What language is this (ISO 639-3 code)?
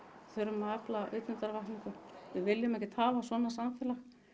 isl